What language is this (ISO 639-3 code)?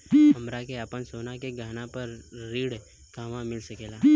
bho